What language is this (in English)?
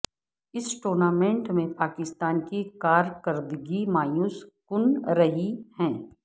Urdu